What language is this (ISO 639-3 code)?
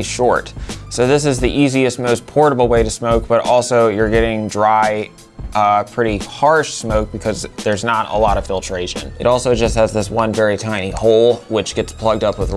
eng